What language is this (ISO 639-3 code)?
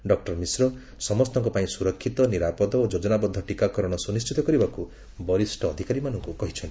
ori